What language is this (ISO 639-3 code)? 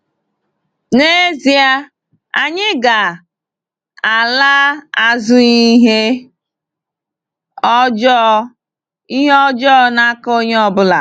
ibo